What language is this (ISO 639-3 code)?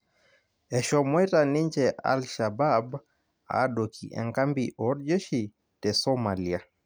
mas